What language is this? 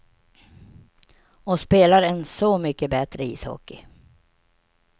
Swedish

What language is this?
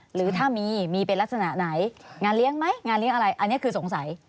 Thai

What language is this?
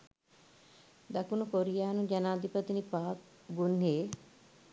Sinhala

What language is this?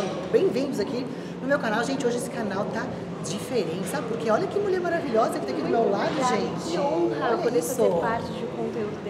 Portuguese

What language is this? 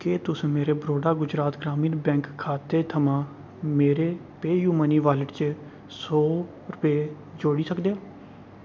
Dogri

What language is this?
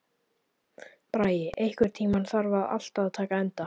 Icelandic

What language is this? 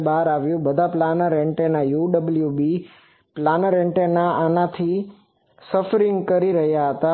Gujarati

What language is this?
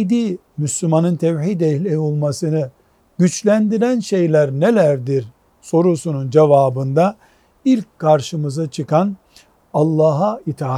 Turkish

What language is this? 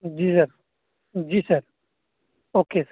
Urdu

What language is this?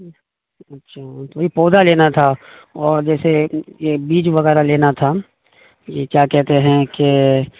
Urdu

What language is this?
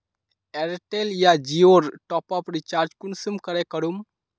Magahi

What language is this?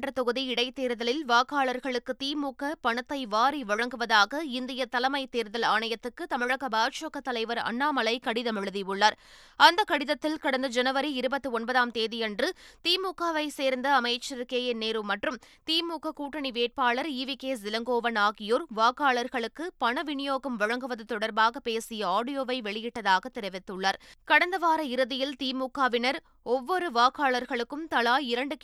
Tamil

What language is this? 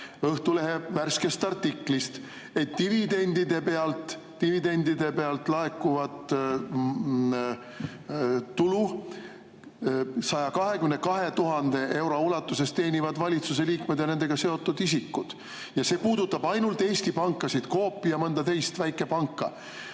Estonian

